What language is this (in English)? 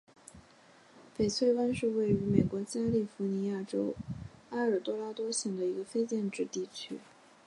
Chinese